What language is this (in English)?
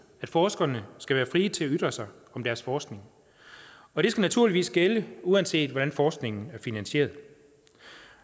Danish